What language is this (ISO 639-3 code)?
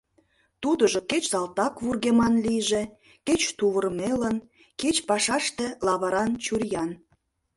chm